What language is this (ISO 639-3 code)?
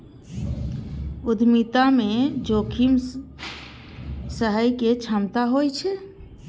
mai